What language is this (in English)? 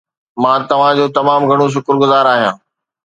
Sindhi